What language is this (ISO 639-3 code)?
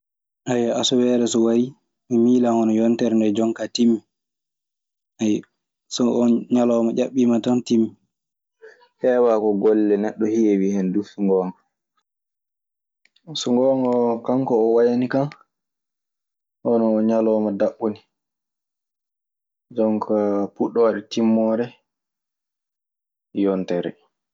ffm